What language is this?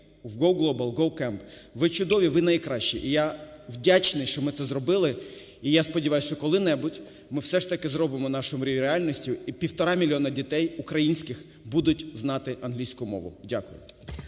Ukrainian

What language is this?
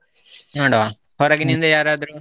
Kannada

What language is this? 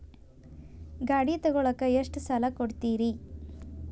Kannada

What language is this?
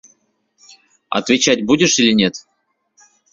Mari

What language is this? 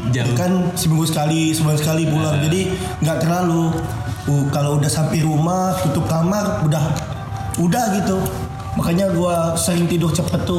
Indonesian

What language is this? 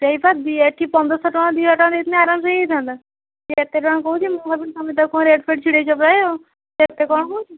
Odia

